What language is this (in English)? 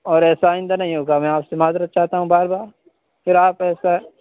Urdu